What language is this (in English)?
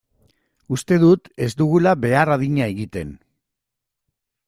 Basque